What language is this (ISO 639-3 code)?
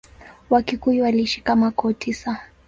swa